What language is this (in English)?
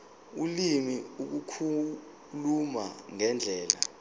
Zulu